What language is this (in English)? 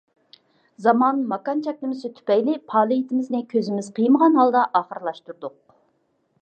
Uyghur